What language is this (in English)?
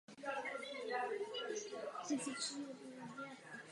Czech